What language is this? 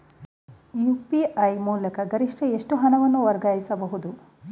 Kannada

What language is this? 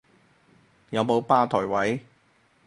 Cantonese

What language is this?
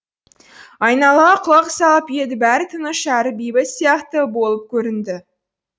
Kazakh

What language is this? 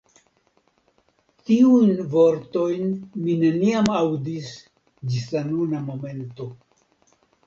Esperanto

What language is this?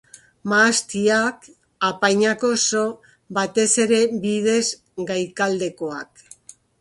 Basque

